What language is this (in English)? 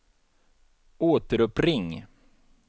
Swedish